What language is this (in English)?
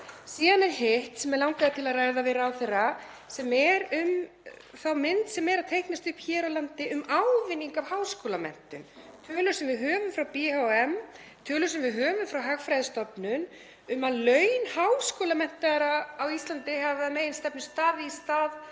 Icelandic